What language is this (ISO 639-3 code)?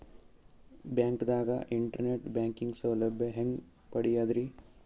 kan